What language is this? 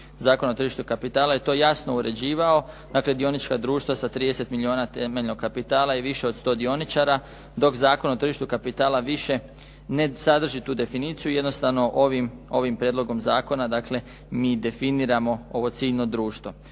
Croatian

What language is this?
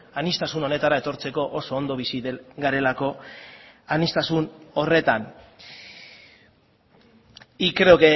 Basque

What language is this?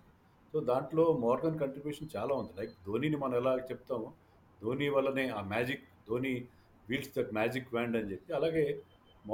Telugu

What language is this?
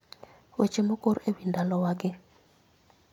Luo (Kenya and Tanzania)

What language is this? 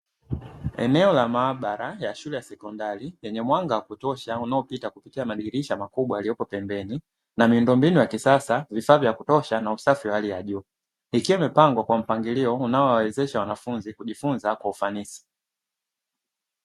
Swahili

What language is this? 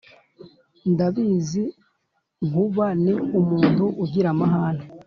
Kinyarwanda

